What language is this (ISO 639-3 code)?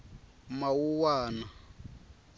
tso